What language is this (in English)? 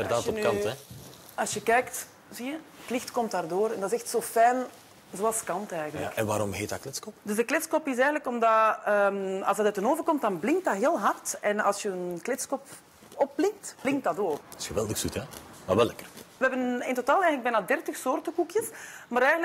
Dutch